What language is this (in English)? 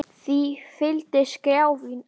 Icelandic